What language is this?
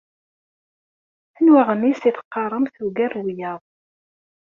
Kabyle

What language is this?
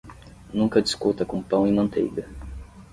Portuguese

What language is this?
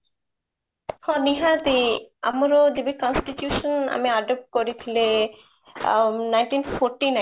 Odia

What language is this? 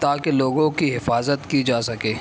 Urdu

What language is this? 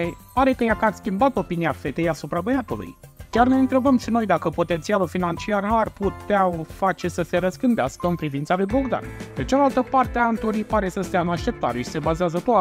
Romanian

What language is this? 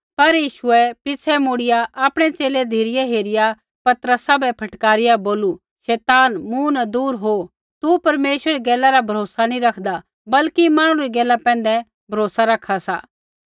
Kullu Pahari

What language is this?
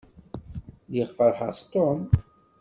Kabyle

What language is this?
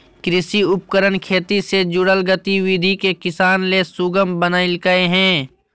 Magahi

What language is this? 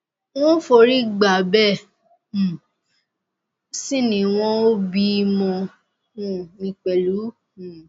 Yoruba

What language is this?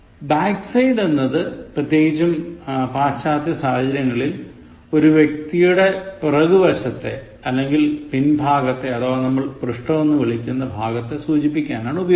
Malayalam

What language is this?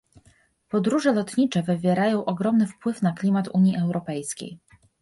Polish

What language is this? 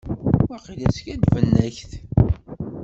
Kabyle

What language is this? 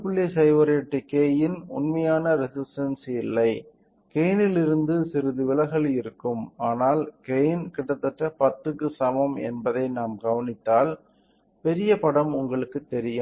Tamil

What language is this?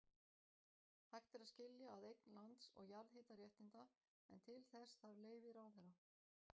Icelandic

